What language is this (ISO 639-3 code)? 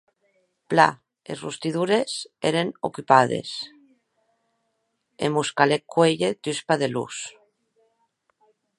oci